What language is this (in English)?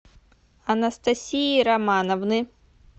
Russian